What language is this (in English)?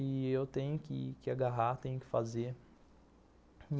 Portuguese